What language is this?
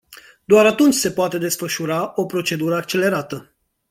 Romanian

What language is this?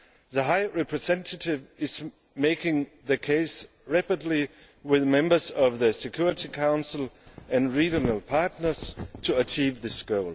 English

